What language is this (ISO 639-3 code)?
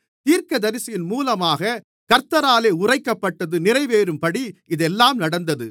tam